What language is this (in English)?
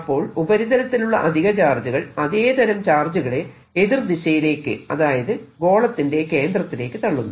Malayalam